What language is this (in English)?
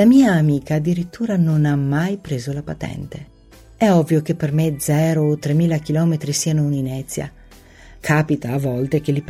Italian